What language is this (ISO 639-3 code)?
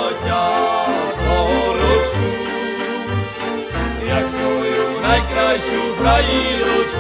slk